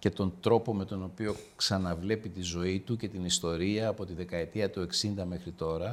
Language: Greek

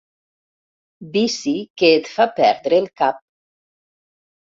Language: Catalan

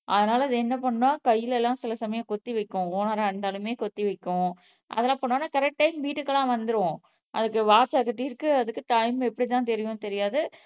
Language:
Tamil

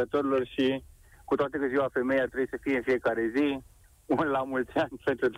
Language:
Romanian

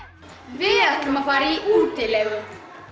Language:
Icelandic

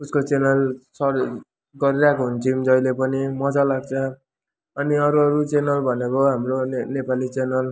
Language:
Nepali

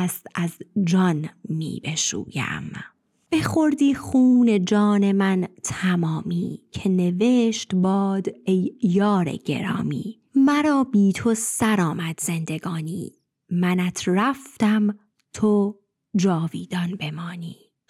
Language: Persian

